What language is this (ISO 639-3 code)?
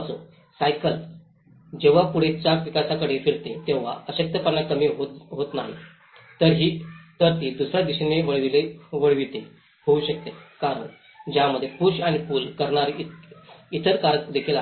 mar